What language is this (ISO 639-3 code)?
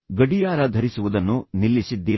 kan